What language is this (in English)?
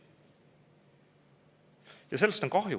Estonian